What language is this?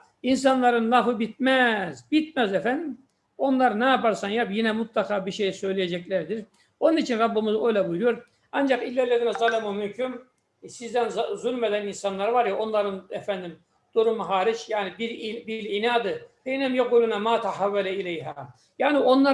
Turkish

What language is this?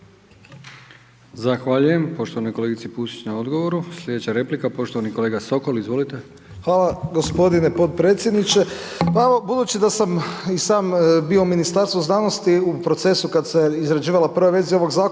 Croatian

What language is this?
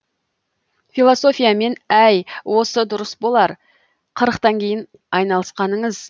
Kazakh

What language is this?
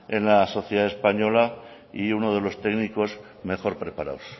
Spanish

